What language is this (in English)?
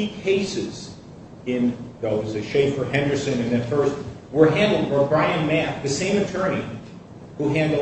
English